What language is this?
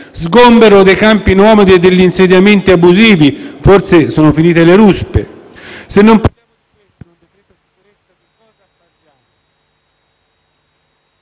Italian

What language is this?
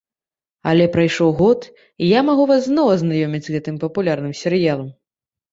Belarusian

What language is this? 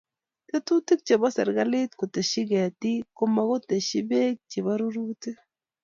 Kalenjin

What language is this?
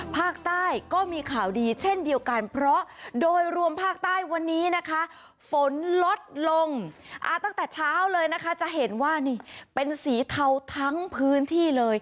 Thai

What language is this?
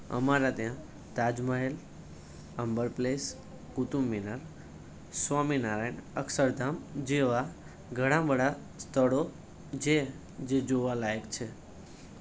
Gujarati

